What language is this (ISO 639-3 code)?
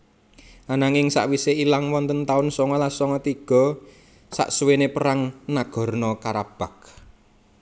jav